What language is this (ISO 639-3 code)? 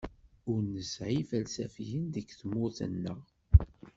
kab